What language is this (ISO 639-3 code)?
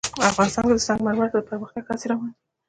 pus